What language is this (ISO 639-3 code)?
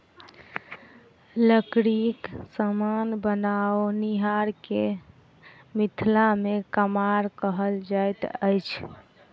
mai